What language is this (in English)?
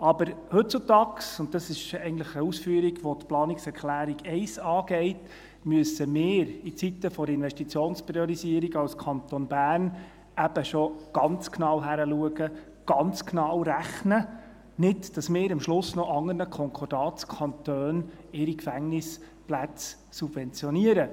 Swiss German